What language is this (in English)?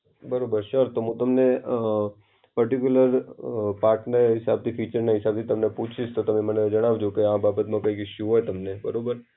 Gujarati